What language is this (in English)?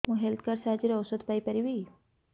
Odia